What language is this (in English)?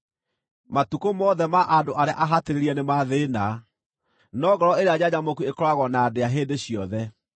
Kikuyu